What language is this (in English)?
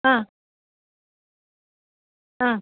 Sanskrit